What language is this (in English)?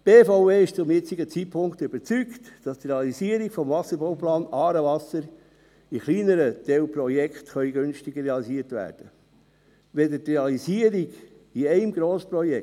Swiss German